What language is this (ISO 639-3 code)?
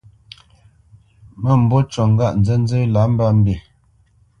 bce